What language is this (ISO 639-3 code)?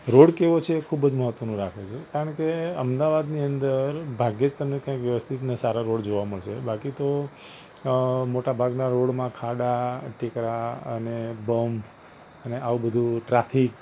guj